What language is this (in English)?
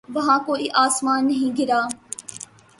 Urdu